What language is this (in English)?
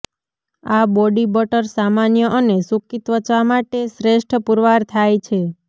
Gujarati